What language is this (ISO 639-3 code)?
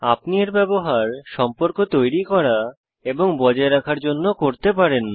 ben